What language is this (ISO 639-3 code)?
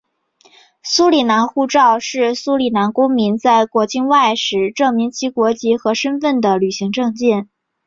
zho